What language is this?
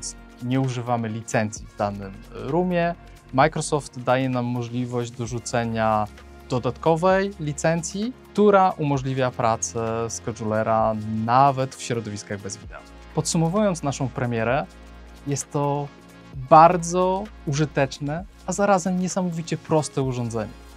Polish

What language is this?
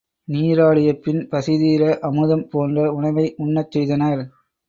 Tamil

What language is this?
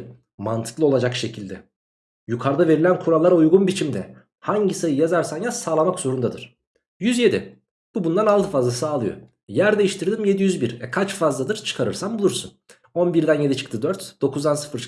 Turkish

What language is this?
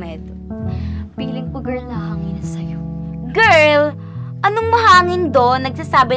Filipino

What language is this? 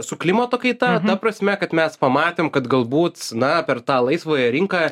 Lithuanian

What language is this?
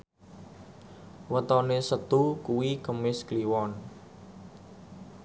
Javanese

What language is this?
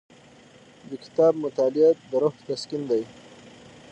Pashto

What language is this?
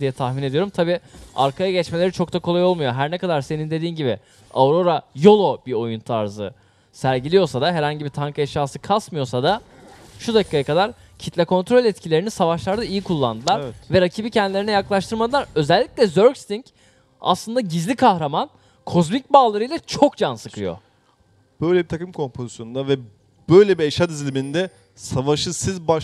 Turkish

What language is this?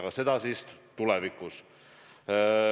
Estonian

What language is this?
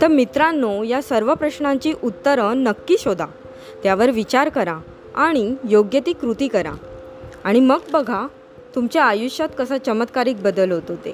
Marathi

